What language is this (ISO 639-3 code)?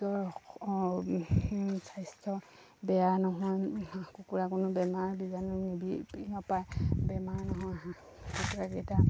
asm